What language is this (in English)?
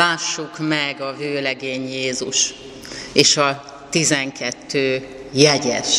Hungarian